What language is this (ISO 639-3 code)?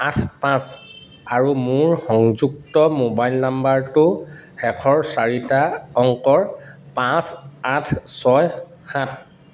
asm